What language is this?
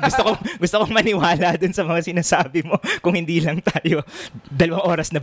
Filipino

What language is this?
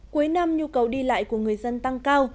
Vietnamese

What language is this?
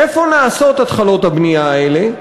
Hebrew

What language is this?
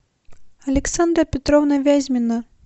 Russian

